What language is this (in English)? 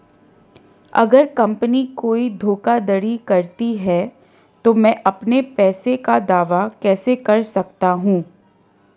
Hindi